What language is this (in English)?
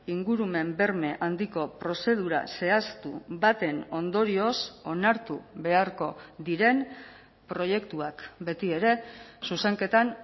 Basque